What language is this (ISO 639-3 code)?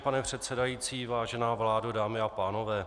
ces